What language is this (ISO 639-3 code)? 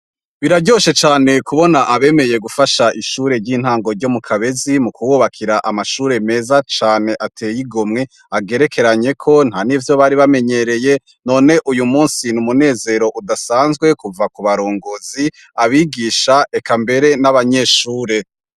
run